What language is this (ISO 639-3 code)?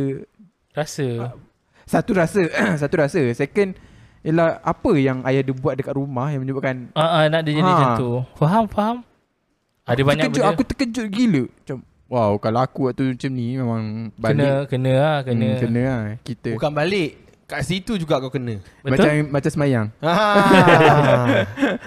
msa